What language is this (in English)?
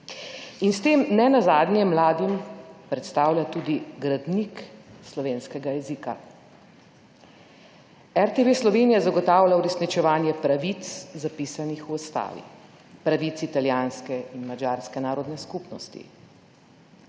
Slovenian